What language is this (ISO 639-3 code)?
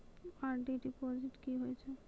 mai